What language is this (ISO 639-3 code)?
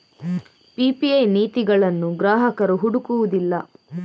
kan